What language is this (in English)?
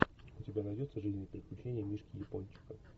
Russian